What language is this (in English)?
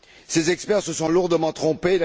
French